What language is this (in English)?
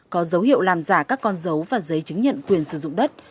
Vietnamese